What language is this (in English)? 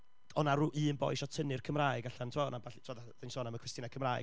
Welsh